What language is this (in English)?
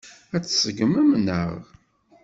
Kabyle